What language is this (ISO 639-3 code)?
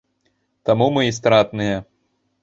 bel